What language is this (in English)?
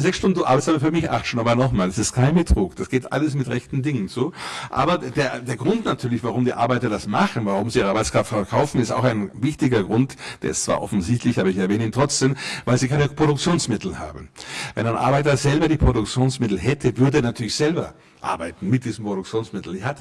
German